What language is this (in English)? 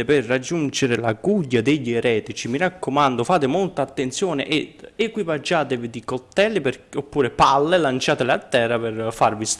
Italian